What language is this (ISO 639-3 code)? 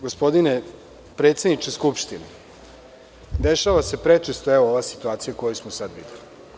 srp